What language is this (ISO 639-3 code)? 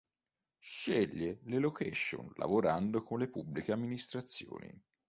ita